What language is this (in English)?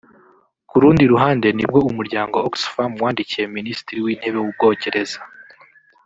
Kinyarwanda